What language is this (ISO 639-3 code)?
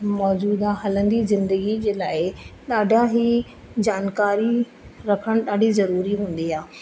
snd